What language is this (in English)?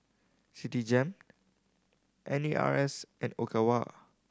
English